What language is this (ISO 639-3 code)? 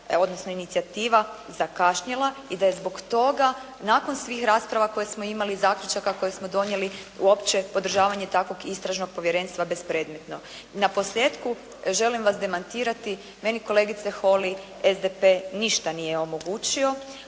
hrv